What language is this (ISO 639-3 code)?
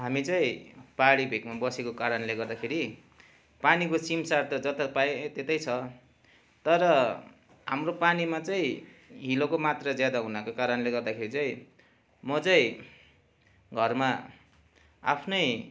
nep